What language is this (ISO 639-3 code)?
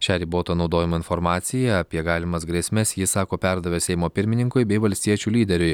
lit